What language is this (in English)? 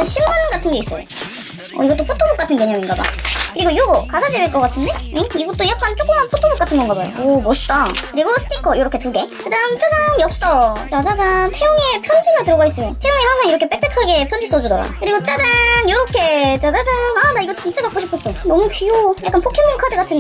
Korean